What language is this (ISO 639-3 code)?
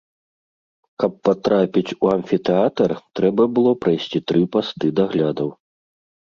bel